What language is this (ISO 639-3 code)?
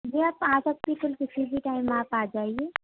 urd